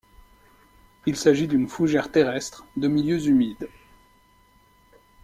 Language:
French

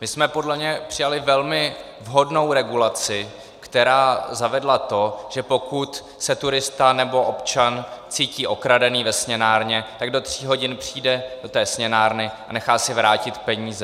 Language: Czech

